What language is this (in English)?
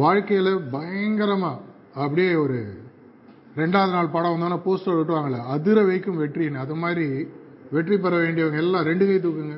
Tamil